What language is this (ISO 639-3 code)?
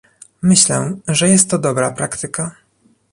pol